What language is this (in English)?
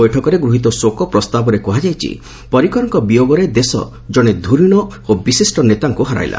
Odia